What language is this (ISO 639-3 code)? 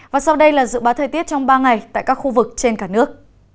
vie